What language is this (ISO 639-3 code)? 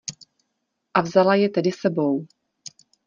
ces